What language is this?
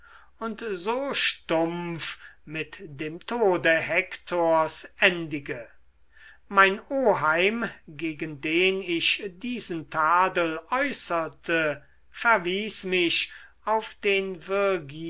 German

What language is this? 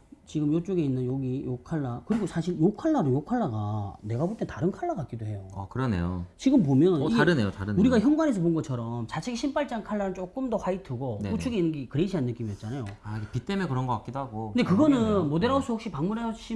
Korean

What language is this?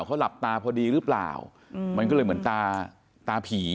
Thai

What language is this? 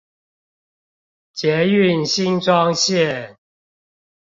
Chinese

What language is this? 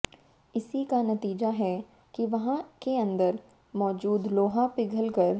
Hindi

